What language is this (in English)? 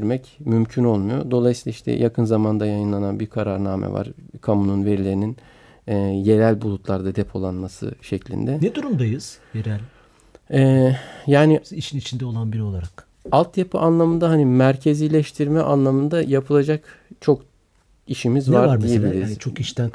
Turkish